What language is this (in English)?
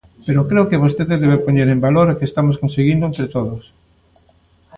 Galician